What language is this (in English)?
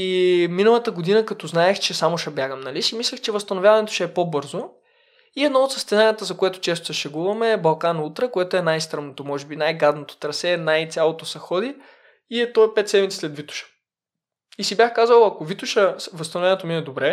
Bulgarian